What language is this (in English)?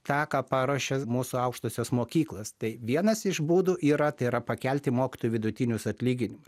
Lithuanian